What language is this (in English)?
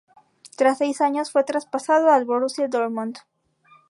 Spanish